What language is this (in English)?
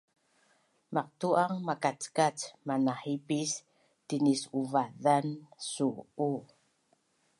Bunun